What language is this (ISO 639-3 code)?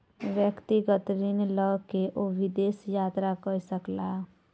mai